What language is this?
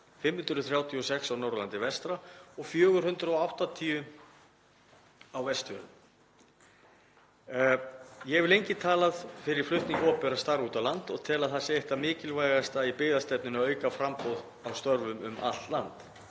Icelandic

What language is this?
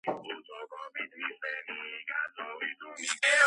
Georgian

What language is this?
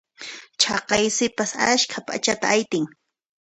Puno Quechua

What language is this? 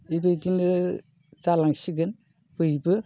Bodo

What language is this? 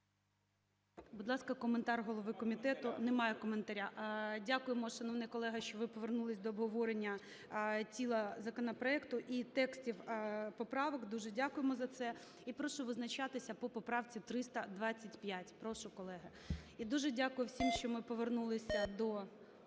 Ukrainian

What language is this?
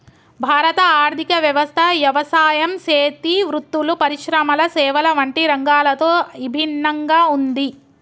Telugu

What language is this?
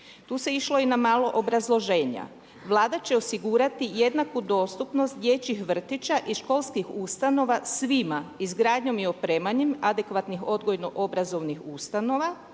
Croatian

